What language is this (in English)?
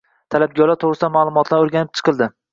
Uzbek